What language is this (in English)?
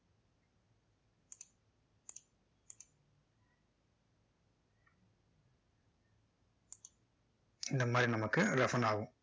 Tamil